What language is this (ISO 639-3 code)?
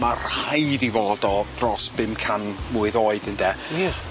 cym